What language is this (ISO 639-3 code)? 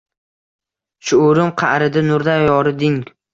uzb